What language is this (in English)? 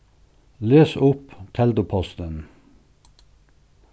Faroese